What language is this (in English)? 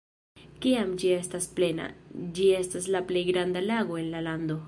Esperanto